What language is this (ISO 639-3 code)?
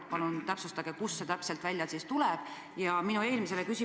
est